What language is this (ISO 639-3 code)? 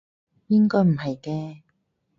yue